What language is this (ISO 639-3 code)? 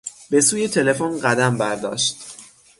fas